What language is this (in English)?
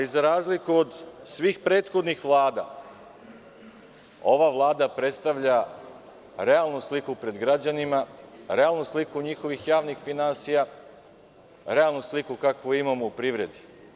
Serbian